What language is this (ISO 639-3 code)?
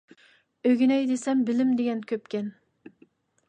uig